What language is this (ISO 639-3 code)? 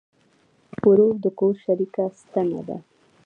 pus